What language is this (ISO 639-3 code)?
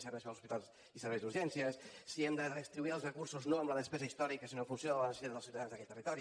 cat